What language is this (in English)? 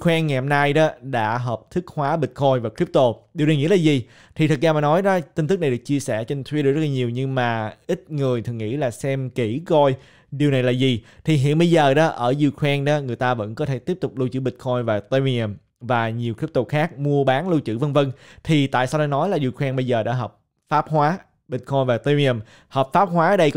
Vietnamese